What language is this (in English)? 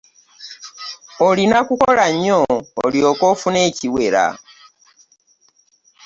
Ganda